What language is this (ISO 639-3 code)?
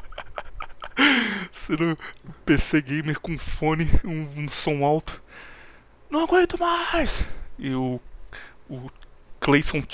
por